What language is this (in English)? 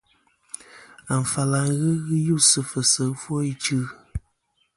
Kom